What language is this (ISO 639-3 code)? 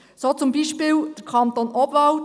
gsw